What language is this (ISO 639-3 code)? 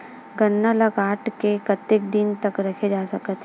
hne